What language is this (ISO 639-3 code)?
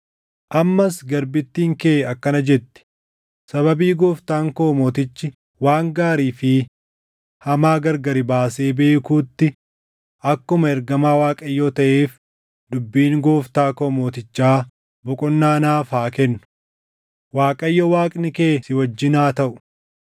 orm